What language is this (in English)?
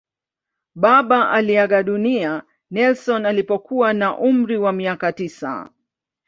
Swahili